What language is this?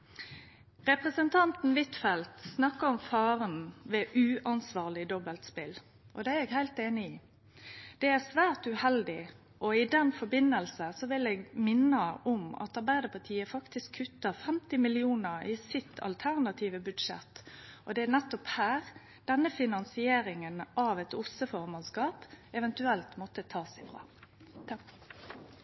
Norwegian Nynorsk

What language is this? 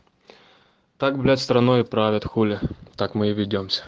Russian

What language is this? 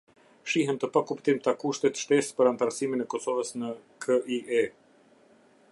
Albanian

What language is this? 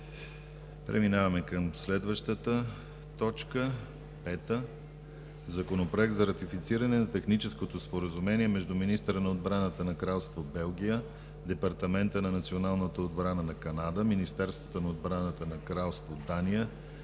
Bulgarian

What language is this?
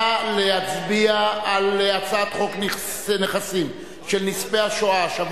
Hebrew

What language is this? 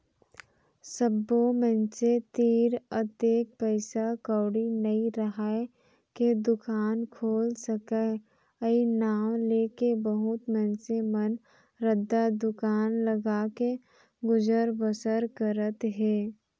Chhattisgarhi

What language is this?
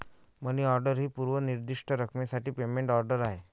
Marathi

